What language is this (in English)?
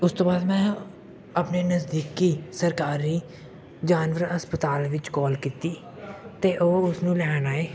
Punjabi